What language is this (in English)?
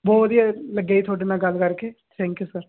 Punjabi